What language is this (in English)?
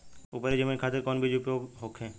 Bhojpuri